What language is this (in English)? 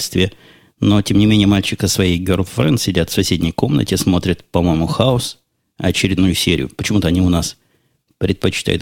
Russian